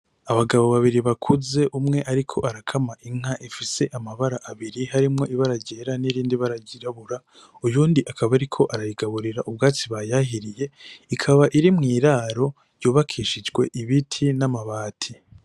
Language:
Rundi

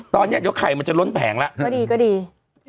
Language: Thai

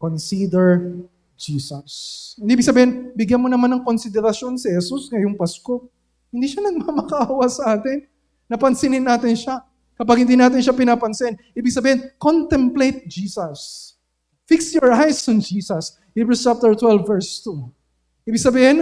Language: Filipino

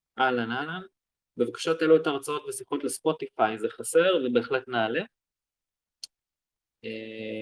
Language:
Hebrew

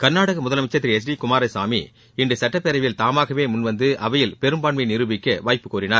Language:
Tamil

